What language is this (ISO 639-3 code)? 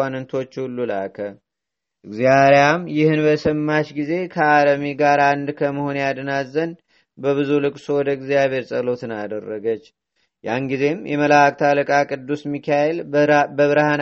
amh